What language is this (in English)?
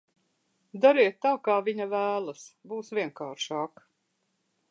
Latvian